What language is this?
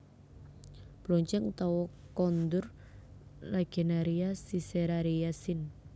Javanese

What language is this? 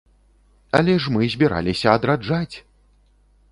Belarusian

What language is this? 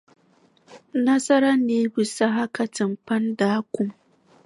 Dagbani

